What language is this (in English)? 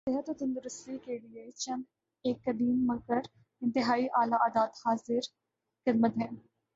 Urdu